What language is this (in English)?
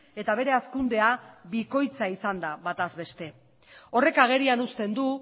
Basque